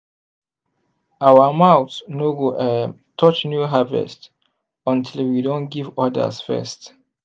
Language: Nigerian Pidgin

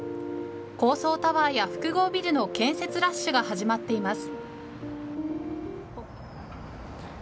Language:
Japanese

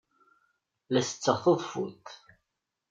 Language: Kabyle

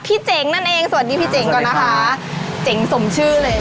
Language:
Thai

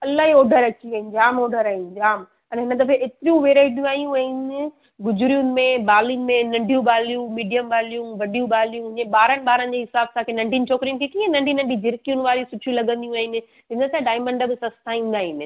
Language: Sindhi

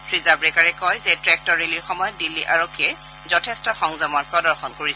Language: Assamese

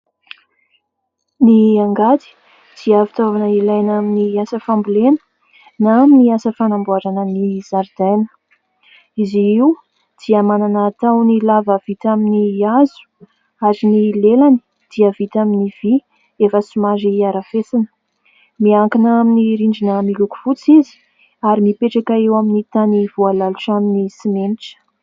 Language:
Malagasy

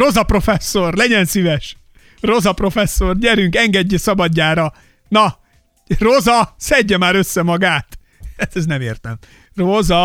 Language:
Hungarian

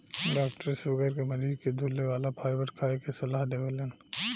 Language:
Bhojpuri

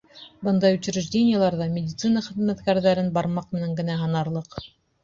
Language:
Bashkir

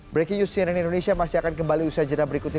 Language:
Indonesian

